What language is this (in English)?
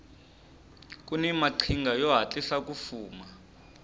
Tsonga